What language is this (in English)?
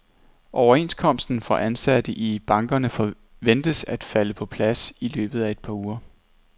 Danish